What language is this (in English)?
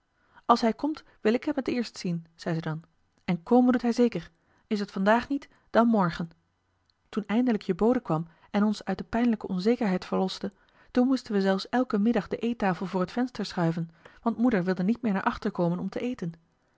Dutch